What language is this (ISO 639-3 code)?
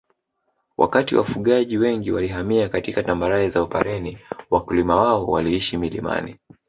swa